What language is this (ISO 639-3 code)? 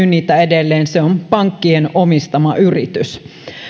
fin